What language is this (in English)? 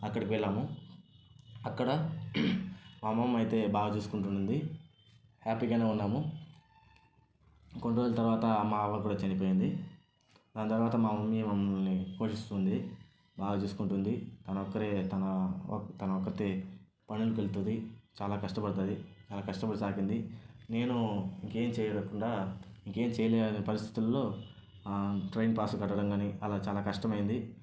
Telugu